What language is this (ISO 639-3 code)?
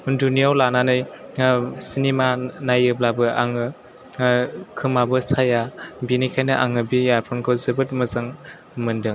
brx